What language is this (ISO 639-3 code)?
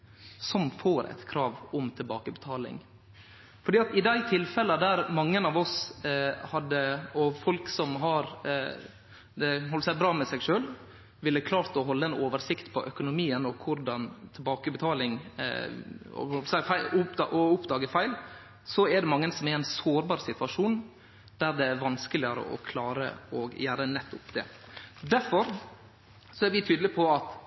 nno